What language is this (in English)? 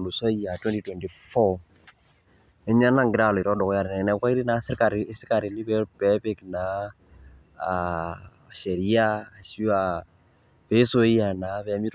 Masai